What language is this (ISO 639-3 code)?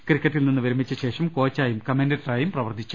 mal